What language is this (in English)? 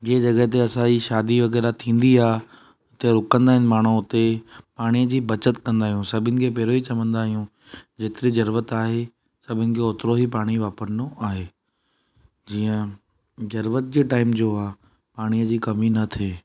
Sindhi